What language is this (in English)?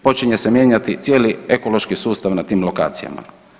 Croatian